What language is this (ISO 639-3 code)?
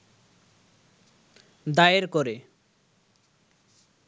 ben